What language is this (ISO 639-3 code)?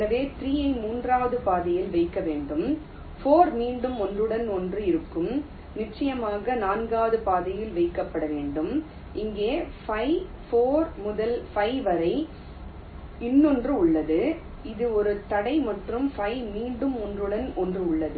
tam